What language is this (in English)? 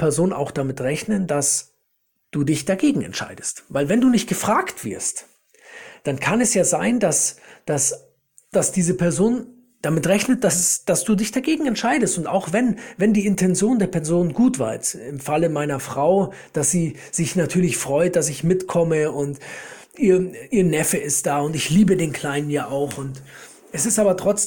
German